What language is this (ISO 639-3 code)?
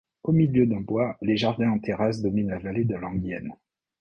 fra